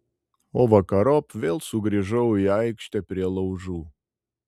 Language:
Lithuanian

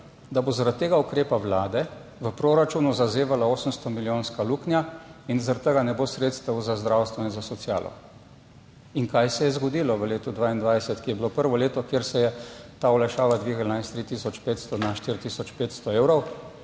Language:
Slovenian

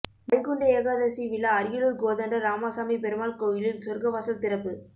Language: Tamil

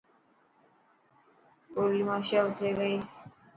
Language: Dhatki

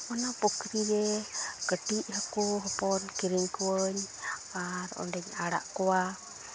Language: Santali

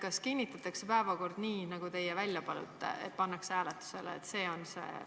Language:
Estonian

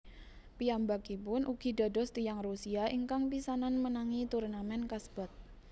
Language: Javanese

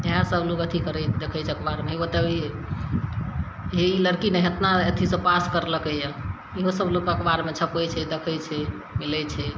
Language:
Maithili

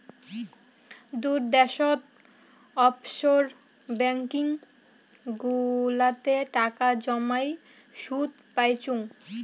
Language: Bangla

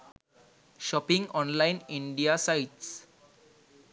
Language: Sinhala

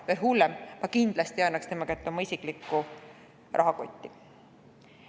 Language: Estonian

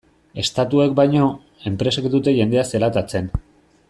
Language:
Basque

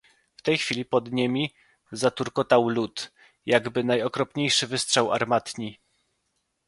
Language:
Polish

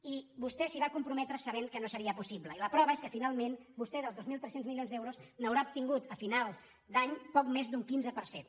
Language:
Catalan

